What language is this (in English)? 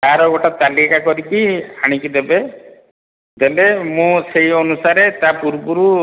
Odia